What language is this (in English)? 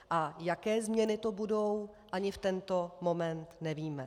Czech